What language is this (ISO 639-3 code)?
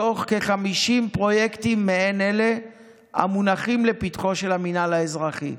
heb